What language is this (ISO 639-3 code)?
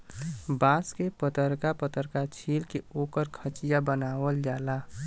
bho